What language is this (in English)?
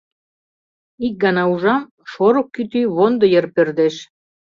Mari